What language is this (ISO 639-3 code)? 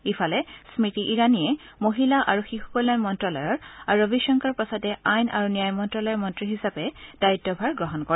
asm